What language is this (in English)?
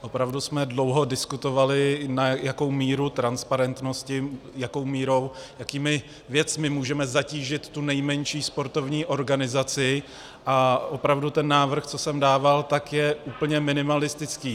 Czech